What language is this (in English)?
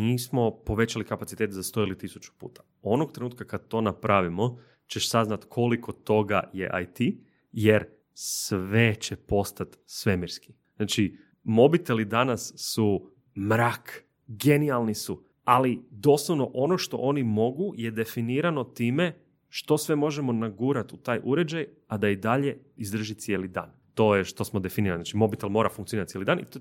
Croatian